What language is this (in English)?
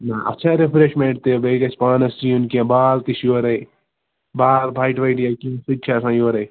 Kashmiri